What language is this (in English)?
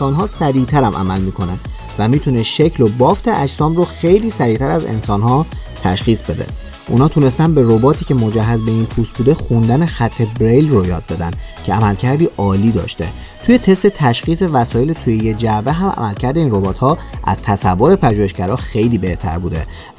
Persian